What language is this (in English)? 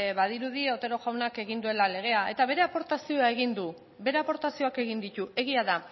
Basque